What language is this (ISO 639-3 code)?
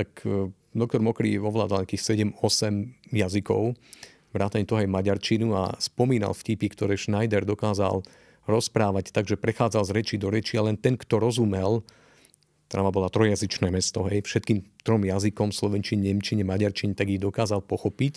slk